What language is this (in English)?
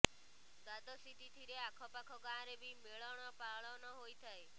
Odia